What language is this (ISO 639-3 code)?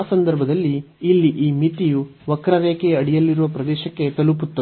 kan